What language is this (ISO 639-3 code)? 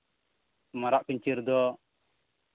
sat